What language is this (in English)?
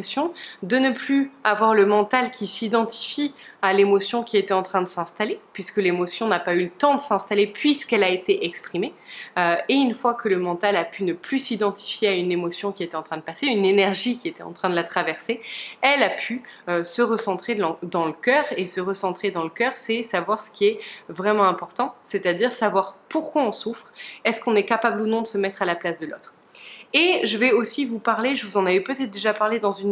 French